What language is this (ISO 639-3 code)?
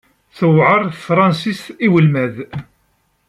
kab